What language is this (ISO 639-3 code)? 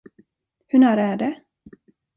swe